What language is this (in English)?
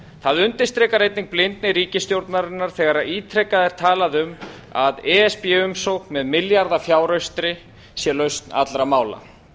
Icelandic